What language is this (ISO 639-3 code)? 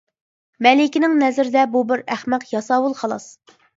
uig